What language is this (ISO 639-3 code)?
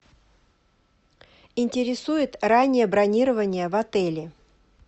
rus